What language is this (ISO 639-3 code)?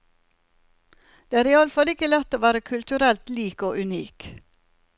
nor